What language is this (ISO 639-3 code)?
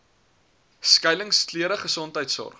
afr